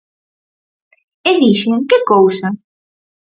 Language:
Galician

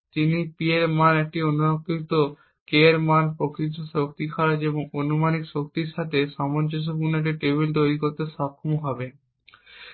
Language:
Bangla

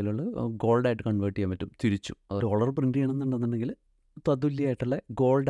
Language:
Malayalam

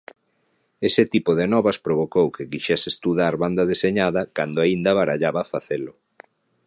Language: Galician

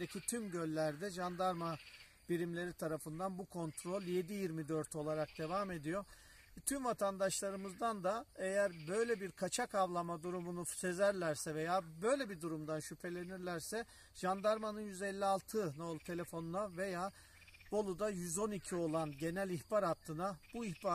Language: Turkish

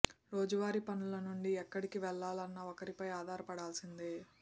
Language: Telugu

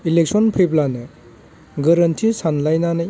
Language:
Bodo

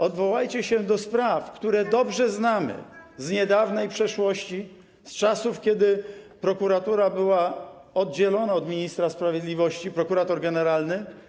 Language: Polish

